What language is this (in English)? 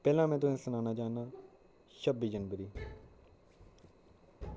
Dogri